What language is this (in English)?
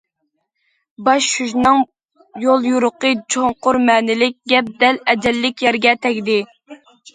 Uyghur